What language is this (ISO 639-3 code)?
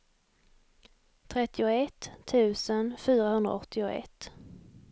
swe